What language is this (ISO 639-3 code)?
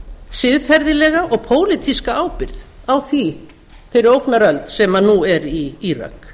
isl